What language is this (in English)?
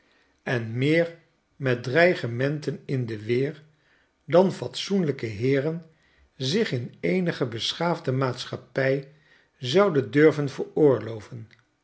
Dutch